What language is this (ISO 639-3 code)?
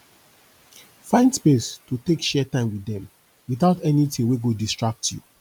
pcm